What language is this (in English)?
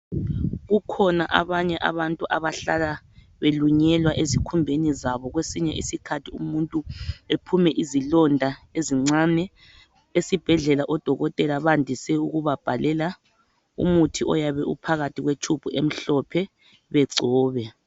North Ndebele